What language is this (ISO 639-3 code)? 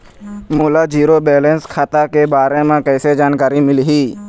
hne